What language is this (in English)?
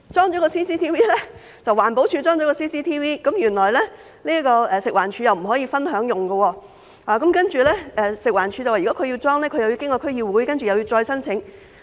Cantonese